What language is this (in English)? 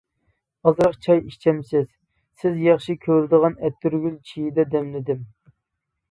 Uyghur